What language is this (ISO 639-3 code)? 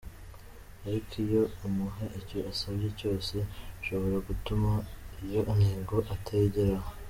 kin